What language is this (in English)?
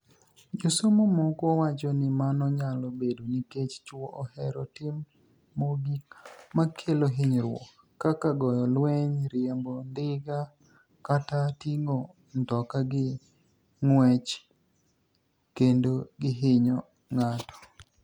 Luo (Kenya and Tanzania)